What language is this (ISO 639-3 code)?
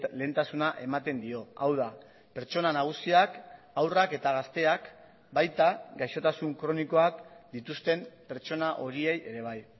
eus